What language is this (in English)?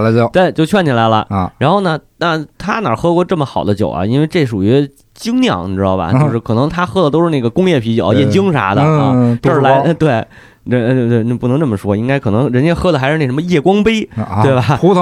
Chinese